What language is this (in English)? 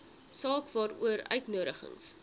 Afrikaans